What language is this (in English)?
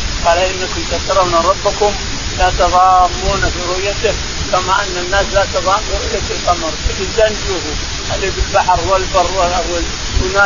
Arabic